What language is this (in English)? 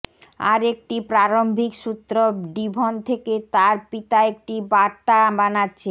Bangla